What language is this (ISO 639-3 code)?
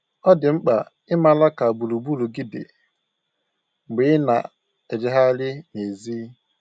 ibo